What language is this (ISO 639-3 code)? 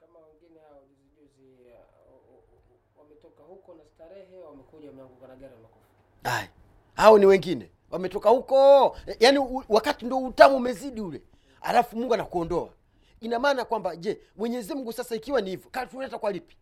swa